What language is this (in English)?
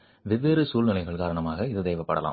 Tamil